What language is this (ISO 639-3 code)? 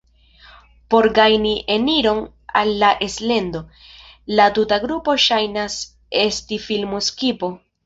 epo